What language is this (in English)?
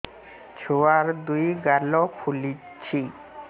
Odia